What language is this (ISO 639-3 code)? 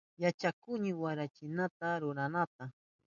qup